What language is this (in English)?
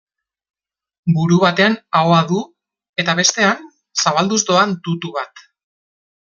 Basque